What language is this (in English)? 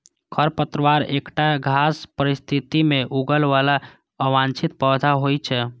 Maithili